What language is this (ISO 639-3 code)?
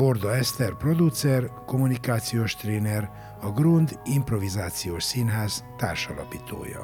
hun